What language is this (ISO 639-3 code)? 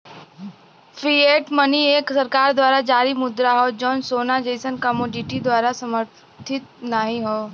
bho